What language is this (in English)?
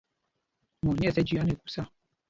Mpumpong